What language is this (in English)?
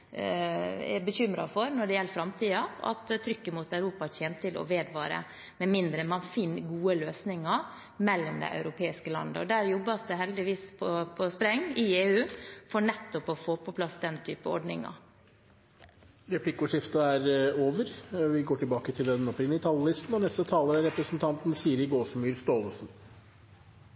Norwegian